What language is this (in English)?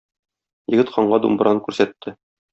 Tatar